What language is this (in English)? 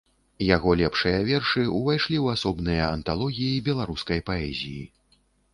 Belarusian